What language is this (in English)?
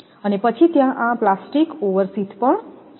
Gujarati